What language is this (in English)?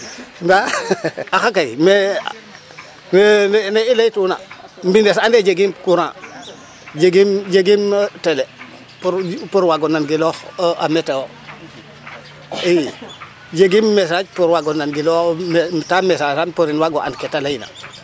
Serer